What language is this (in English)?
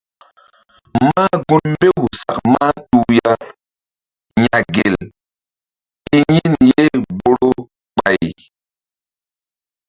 Mbum